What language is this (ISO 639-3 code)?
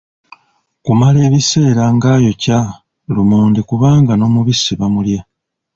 lug